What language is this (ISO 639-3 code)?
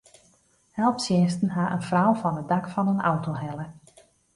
fry